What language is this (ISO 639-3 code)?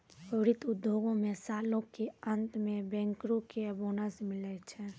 mai